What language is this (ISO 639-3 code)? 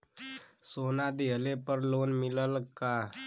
bho